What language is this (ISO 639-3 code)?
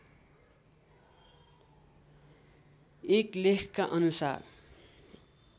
nep